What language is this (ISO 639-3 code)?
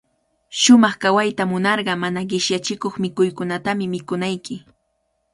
qvl